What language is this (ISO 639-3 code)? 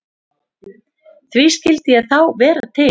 isl